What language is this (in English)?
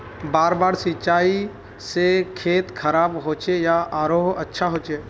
Magahi